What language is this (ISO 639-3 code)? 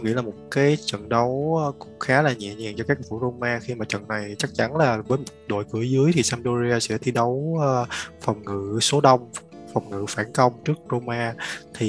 vie